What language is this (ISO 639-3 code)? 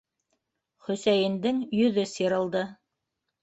bak